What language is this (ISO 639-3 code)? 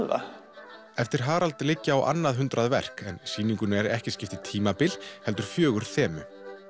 isl